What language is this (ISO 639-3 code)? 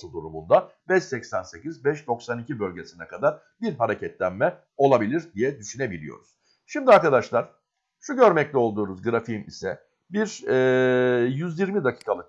tur